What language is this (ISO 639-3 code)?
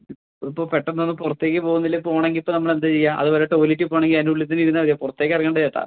mal